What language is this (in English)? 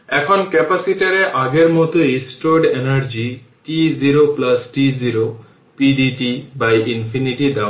Bangla